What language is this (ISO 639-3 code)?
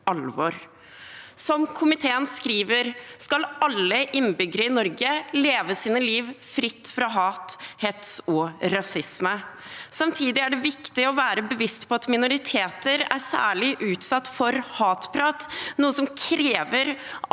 nor